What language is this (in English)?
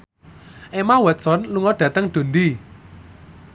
Javanese